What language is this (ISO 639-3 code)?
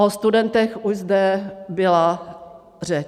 ces